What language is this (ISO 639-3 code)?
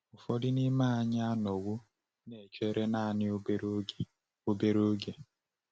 ibo